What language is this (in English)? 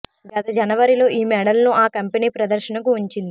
Telugu